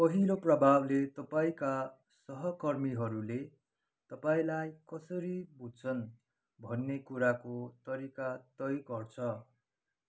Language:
Nepali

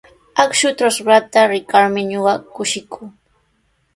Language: Sihuas Ancash Quechua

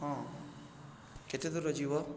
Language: Odia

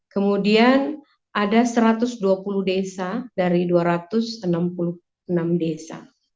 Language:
Indonesian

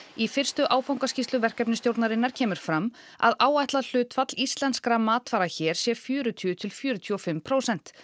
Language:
Icelandic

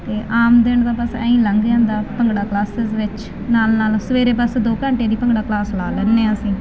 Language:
Punjabi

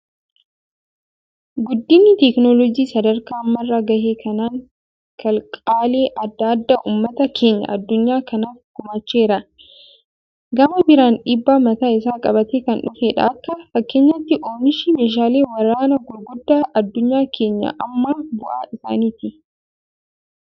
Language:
Oromo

